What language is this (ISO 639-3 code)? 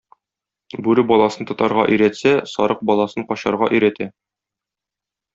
tat